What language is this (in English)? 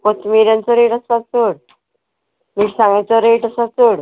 Konkani